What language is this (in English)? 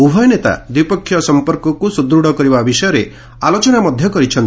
Odia